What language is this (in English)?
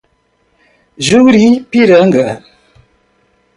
Portuguese